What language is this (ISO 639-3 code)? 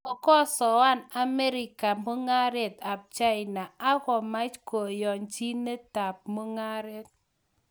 kln